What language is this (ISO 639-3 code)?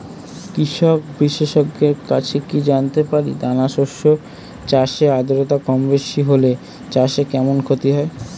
ben